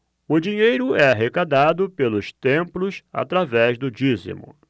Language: Portuguese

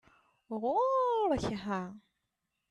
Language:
Kabyle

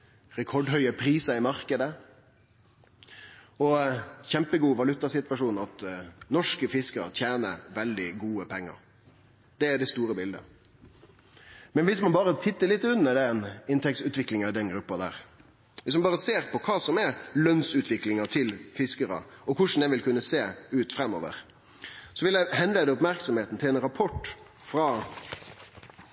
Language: Norwegian Nynorsk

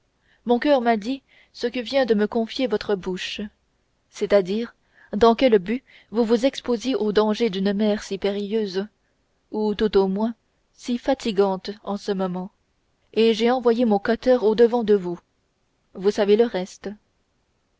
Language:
French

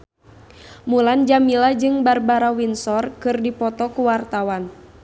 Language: Sundanese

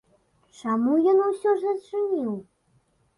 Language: Belarusian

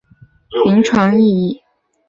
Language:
Chinese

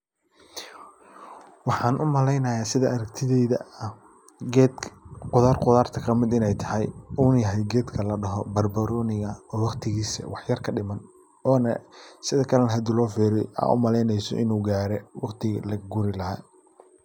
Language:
Somali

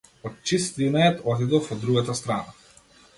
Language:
Macedonian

